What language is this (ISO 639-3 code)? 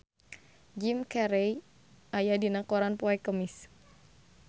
sun